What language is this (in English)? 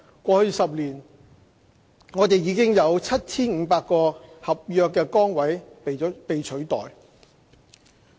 Cantonese